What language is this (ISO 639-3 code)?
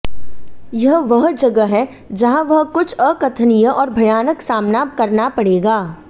hin